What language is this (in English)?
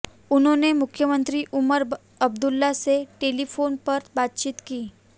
Hindi